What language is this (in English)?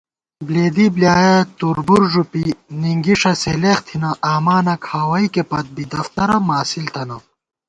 Gawar-Bati